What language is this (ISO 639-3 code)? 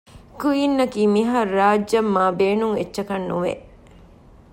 div